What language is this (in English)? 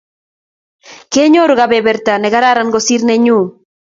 Kalenjin